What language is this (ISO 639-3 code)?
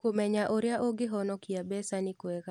kik